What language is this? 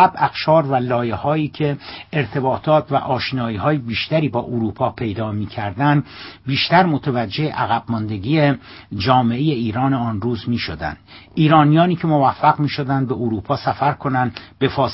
Persian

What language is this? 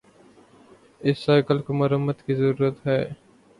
Urdu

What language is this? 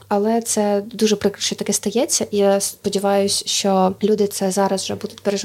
Ukrainian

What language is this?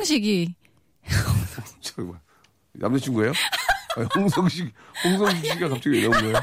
Korean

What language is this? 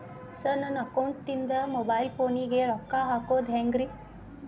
Kannada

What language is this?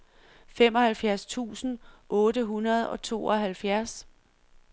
Danish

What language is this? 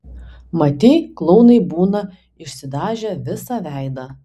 Lithuanian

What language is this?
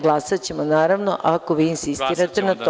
Serbian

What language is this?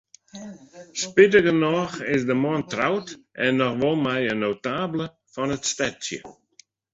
Western Frisian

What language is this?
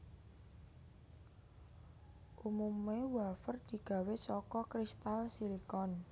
Javanese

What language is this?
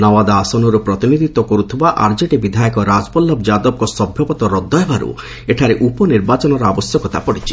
Odia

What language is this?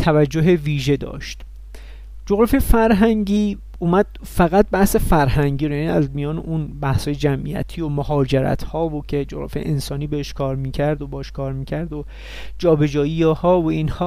Persian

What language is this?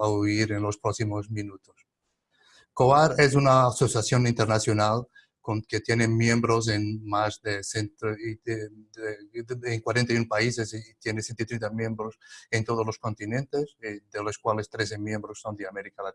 Spanish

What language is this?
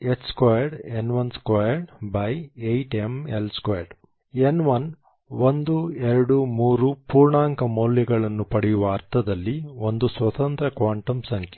Kannada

